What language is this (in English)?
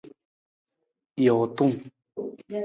Nawdm